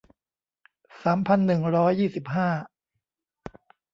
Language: Thai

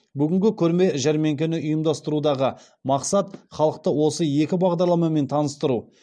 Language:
Kazakh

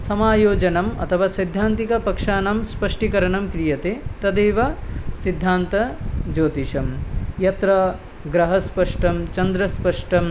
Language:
Sanskrit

